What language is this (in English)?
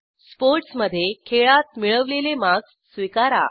Marathi